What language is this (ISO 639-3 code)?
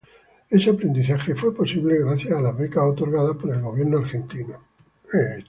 spa